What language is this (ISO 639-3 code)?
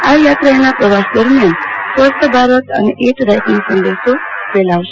guj